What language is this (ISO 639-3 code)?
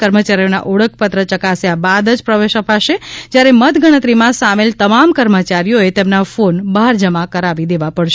guj